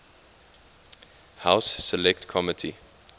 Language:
English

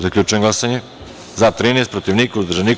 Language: Serbian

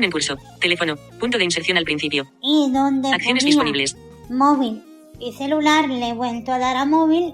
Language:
Spanish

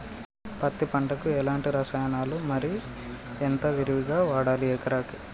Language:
Telugu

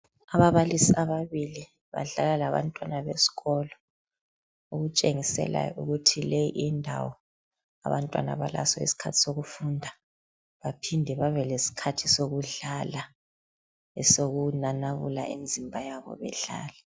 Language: North Ndebele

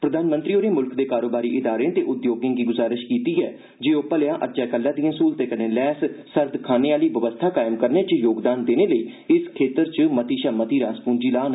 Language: Dogri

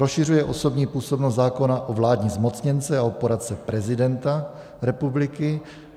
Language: Czech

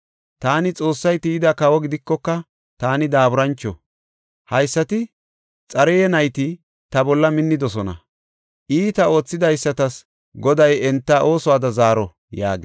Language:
Gofa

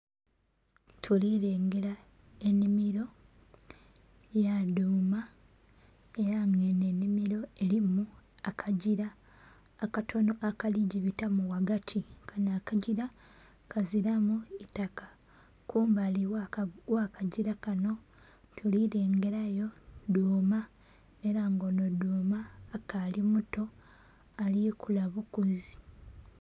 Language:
Soga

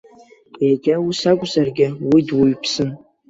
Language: Abkhazian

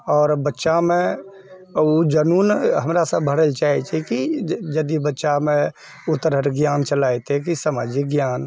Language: Maithili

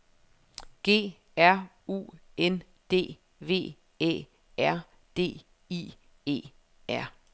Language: Danish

